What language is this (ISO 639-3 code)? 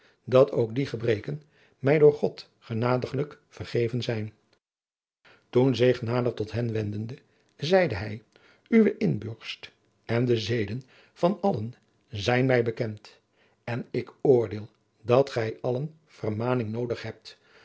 nld